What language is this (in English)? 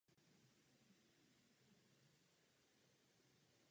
Czech